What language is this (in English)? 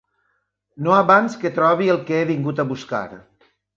Catalan